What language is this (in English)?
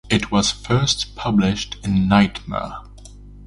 English